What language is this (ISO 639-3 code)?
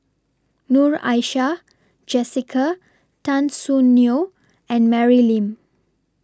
eng